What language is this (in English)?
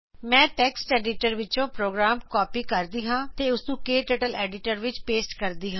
Punjabi